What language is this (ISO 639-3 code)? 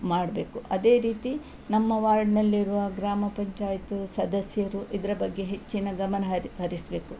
kan